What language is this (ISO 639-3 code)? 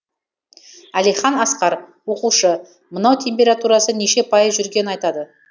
kaz